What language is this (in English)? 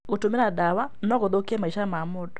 Kikuyu